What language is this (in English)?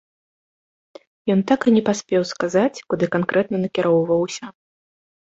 Belarusian